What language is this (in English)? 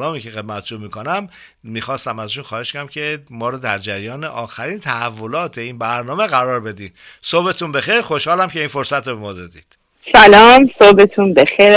Persian